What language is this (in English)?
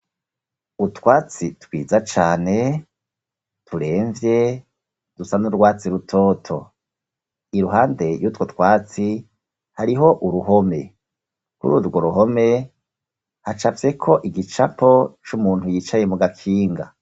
Rundi